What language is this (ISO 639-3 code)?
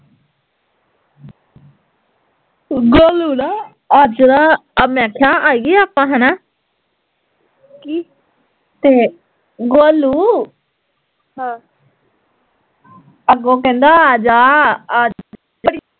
pan